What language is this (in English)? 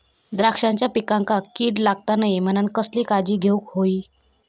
Marathi